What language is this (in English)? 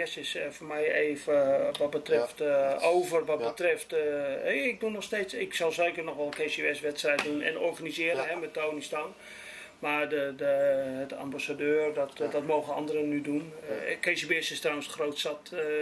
Dutch